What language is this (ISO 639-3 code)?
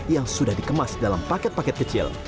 ind